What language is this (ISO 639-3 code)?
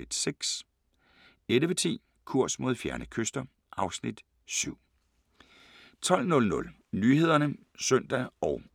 dan